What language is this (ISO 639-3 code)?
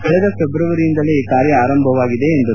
kan